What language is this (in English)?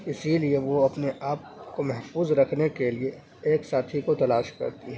Urdu